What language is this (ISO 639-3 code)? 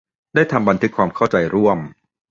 tha